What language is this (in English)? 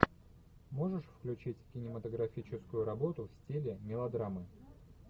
Russian